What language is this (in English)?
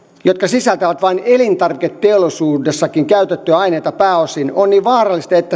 Finnish